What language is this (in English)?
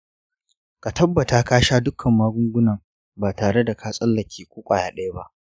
Hausa